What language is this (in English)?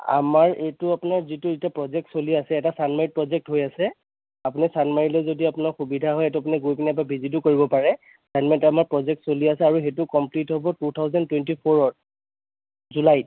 Assamese